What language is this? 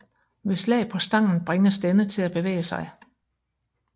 Danish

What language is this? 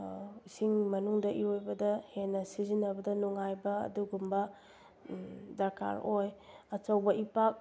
Manipuri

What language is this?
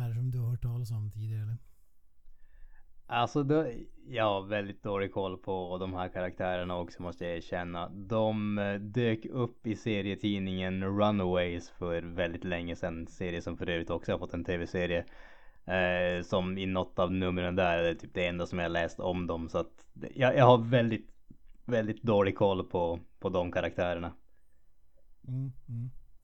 Swedish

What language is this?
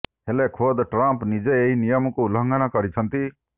Odia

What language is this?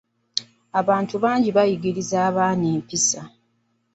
Ganda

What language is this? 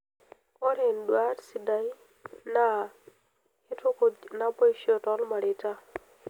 Masai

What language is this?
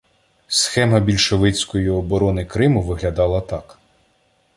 Ukrainian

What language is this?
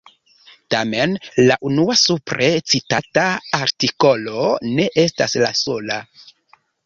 Esperanto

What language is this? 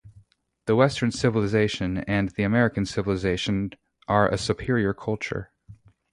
English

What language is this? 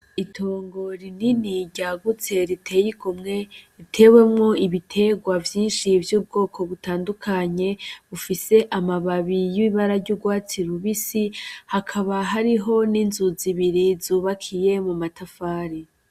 Rundi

